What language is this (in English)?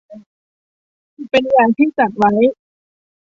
Thai